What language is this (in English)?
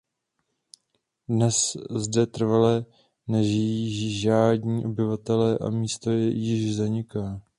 Czech